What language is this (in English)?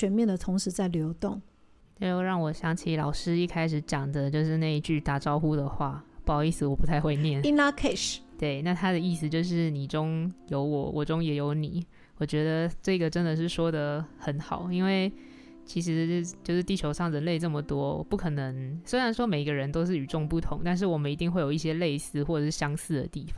Chinese